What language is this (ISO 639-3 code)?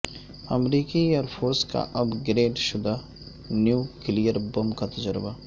urd